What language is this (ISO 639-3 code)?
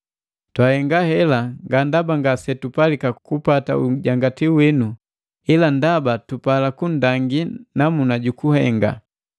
mgv